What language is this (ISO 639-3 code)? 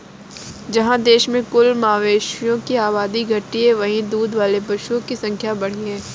hin